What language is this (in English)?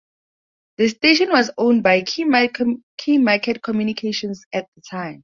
English